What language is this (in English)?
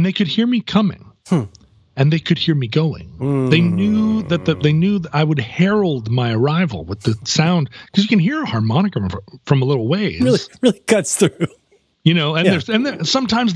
English